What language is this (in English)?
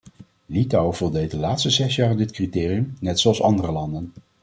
Dutch